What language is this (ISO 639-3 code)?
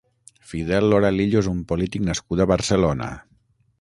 cat